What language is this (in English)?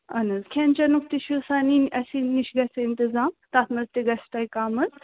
Kashmiri